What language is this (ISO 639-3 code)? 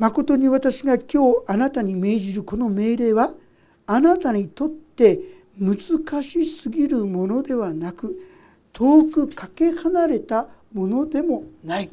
jpn